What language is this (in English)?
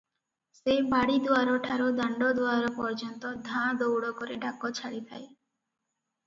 Odia